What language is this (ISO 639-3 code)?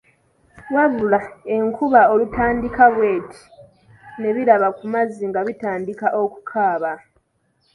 lug